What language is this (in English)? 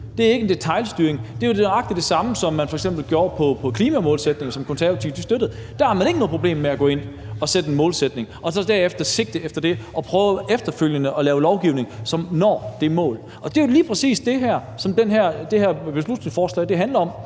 Danish